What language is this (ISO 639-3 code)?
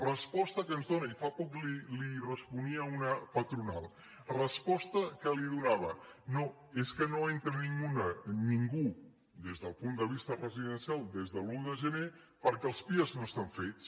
cat